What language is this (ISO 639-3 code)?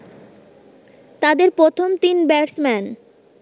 ben